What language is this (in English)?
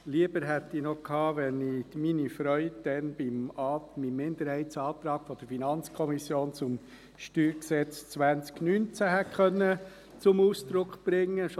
Swiss German